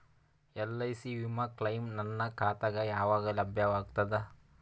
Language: Kannada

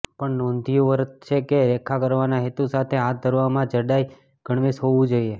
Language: Gujarati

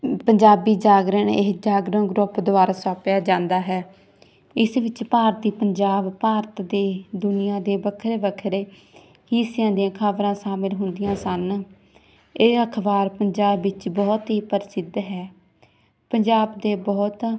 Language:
Punjabi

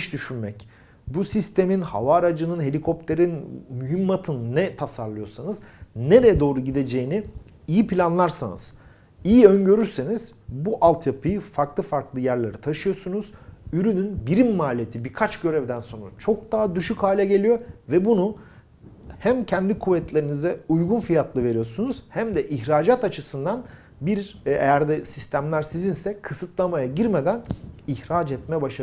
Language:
Turkish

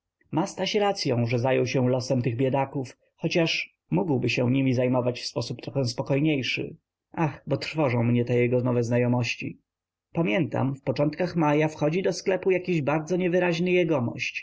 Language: Polish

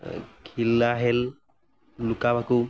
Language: Assamese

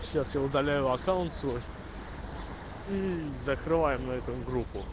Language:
Russian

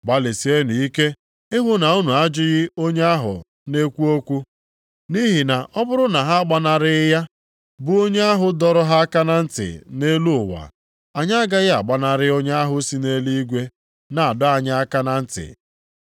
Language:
Igbo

